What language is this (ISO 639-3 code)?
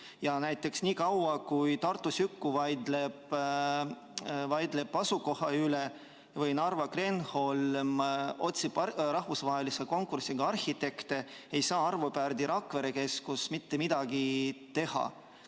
est